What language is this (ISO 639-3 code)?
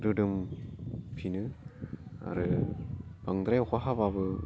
brx